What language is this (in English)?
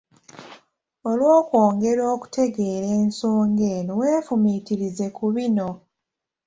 Ganda